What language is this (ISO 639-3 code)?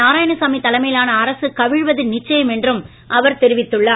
tam